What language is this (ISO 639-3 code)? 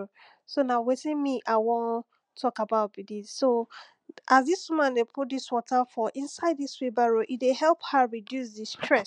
pcm